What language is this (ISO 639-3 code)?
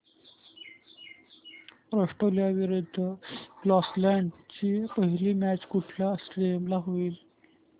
mar